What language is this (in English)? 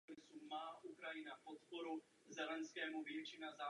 Czech